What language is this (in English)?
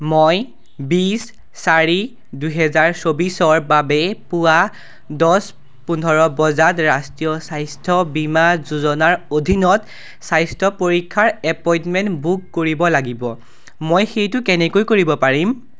Assamese